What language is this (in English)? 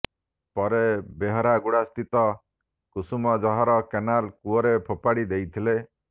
Odia